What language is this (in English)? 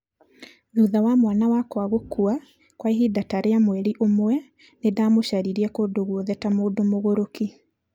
Kikuyu